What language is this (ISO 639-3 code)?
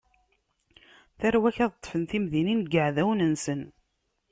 kab